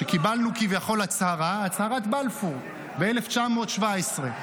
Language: Hebrew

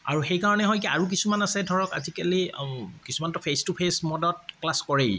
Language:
Assamese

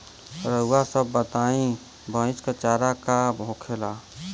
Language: Bhojpuri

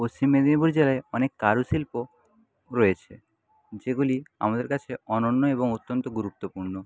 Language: Bangla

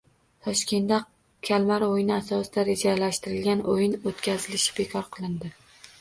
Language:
Uzbek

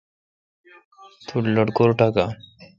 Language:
Kalkoti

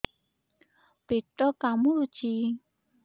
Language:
Odia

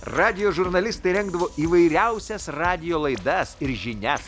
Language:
Lithuanian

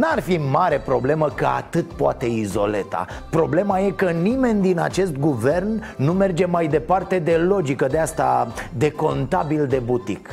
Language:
Romanian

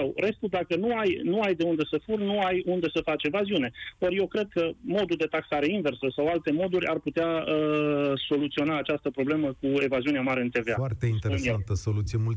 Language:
Romanian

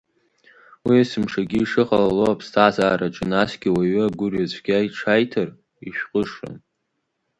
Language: Abkhazian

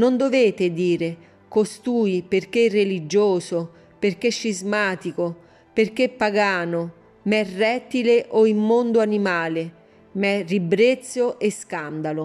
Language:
Italian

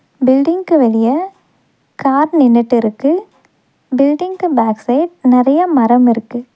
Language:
Tamil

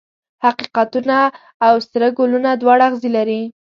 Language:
Pashto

